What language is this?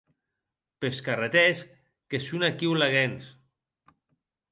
Occitan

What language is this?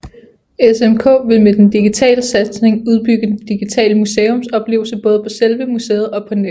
Danish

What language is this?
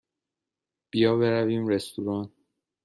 Persian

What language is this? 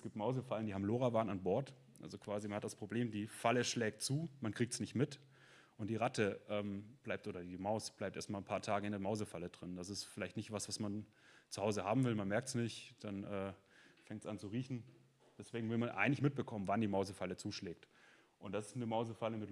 German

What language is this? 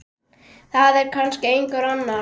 Icelandic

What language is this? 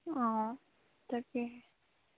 Assamese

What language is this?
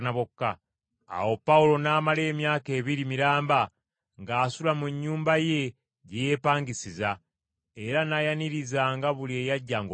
Ganda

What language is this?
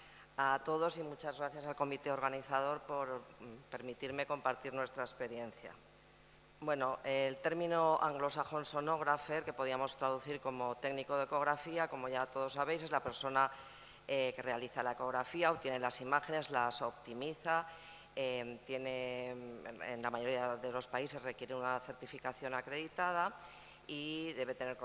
Spanish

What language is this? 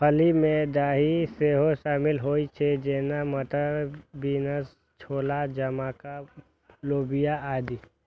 Maithili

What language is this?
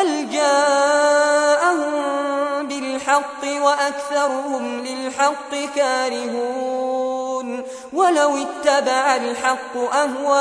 Arabic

